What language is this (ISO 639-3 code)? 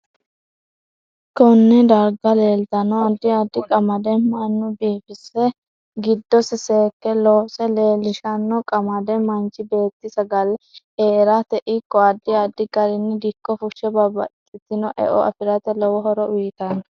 sid